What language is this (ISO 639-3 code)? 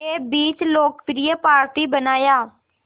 hin